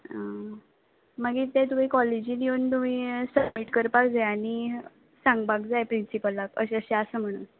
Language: Konkani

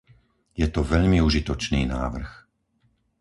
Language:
Slovak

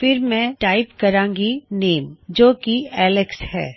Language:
Punjabi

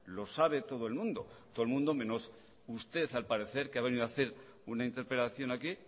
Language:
Spanish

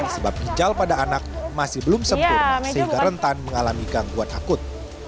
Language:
Indonesian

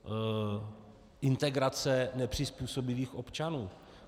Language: Czech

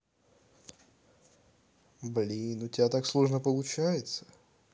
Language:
Russian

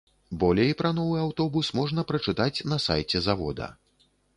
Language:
Belarusian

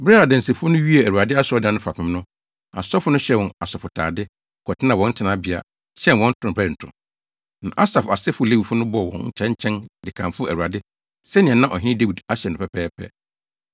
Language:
Akan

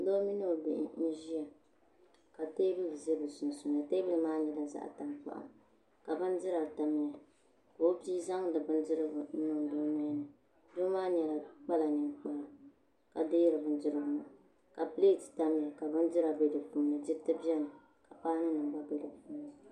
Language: Dagbani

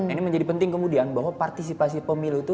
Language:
Indonesian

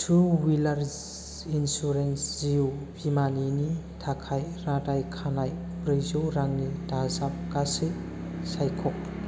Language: Bodo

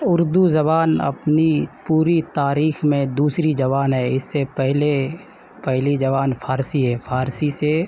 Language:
Urdu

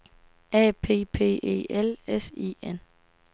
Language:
Danish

